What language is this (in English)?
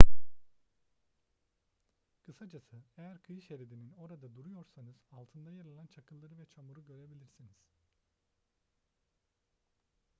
Turkish